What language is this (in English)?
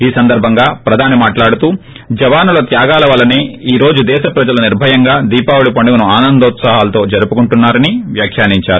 Telugu